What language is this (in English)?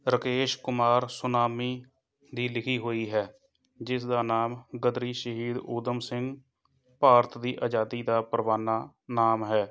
Punjabi